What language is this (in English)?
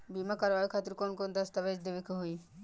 Bhojpuri